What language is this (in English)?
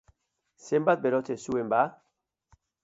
Basque